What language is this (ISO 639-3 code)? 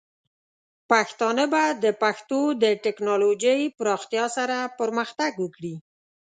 pus